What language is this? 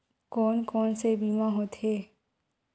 Chhattisgarhi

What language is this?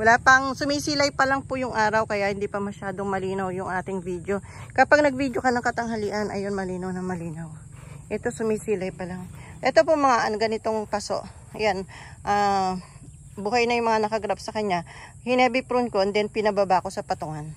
Filipino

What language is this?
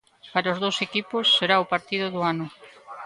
Galician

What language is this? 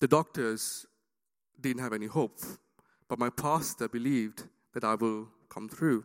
English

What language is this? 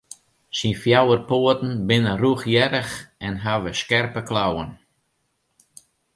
Western Frisian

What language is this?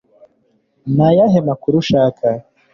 Kinyarwanda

